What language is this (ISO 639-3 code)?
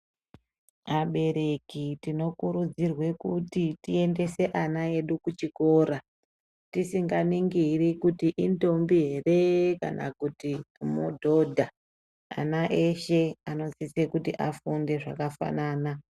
ndc